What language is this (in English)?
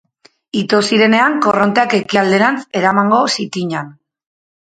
Basque